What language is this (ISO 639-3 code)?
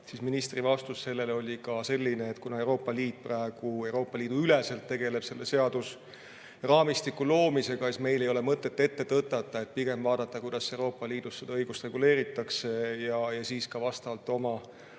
est